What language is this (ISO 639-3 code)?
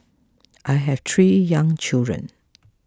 eng